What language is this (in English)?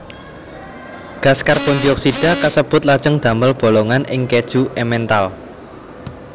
Javanese